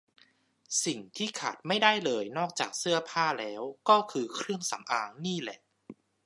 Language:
Thai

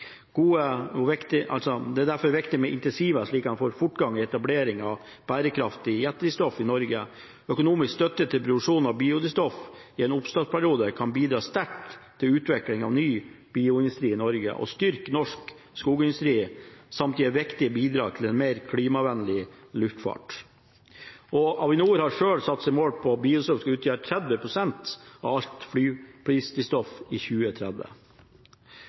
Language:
Norwegian Bokmål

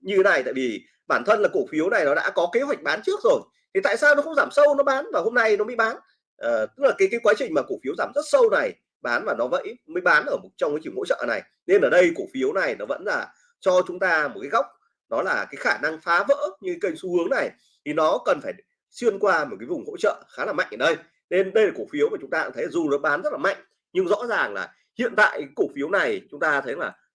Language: Vietnamese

